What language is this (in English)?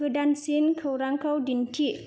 Bodo